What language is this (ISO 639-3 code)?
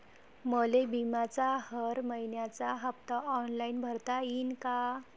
mar